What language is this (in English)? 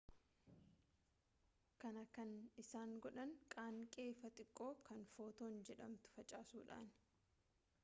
Oromo